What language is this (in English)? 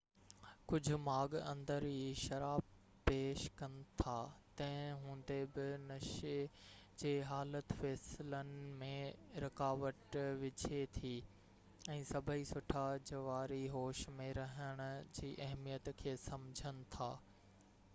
Sindhi